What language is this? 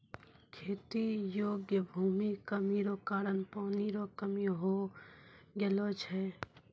Maithili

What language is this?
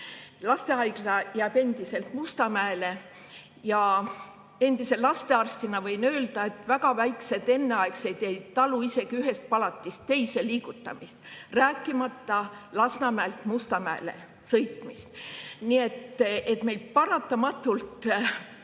Estonian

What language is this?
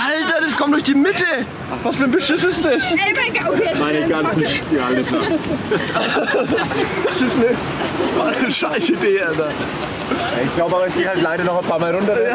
German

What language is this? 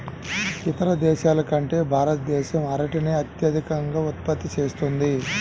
Telugu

